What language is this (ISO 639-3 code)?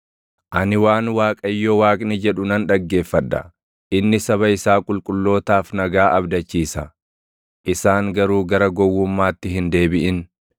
orm